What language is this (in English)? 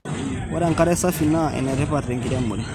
Masai